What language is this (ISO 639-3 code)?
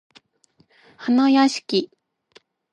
jpn